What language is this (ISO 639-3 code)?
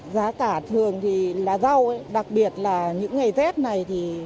vie